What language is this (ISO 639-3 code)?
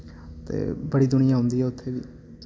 doi